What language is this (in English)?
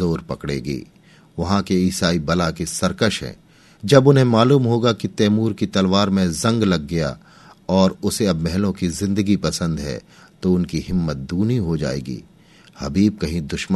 Hindi